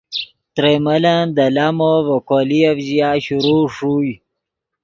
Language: Yidgha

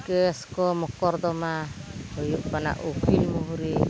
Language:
Santali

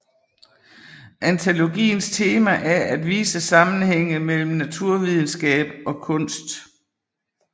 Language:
Danish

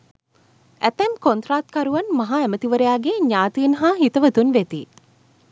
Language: Sinhala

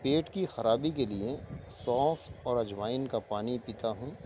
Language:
Urdu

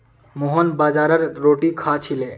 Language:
Magahi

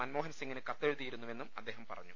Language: Malayalam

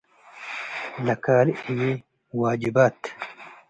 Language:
Tigre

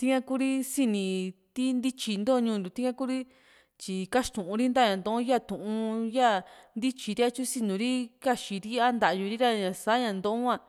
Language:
Juxtlahuaca Mixtec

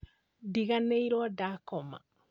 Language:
Kikuyu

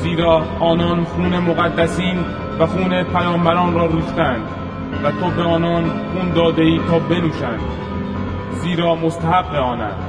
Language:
Persian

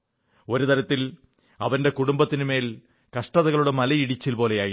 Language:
Malayalam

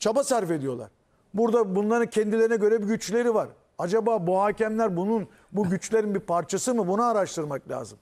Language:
Turkish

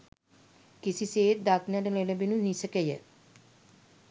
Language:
Sinhala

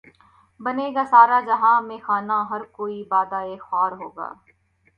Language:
Urdu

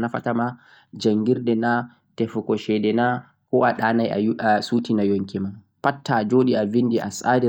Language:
Central-Eastern Niger Fulfulde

